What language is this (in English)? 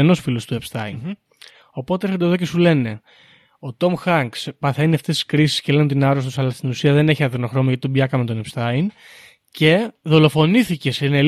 Greek